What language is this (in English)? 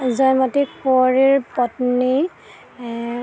Assamese